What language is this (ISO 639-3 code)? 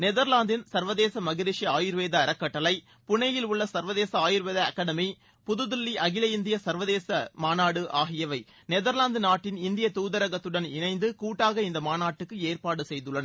tam